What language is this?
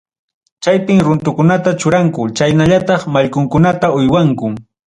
Ayacucho Quechua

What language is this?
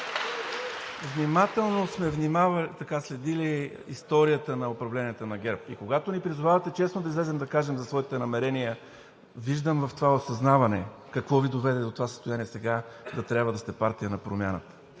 Bulgarian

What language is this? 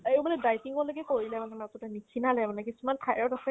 Assamese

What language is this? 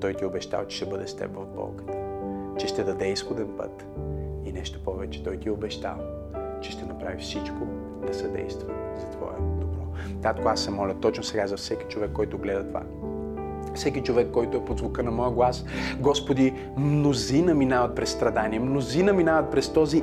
Bulgarian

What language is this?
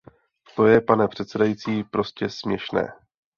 Czech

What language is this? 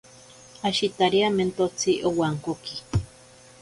Ashéninka Perené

